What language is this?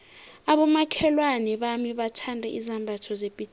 South Ndebele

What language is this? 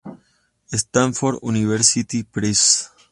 Spanish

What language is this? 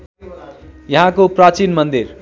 Nepali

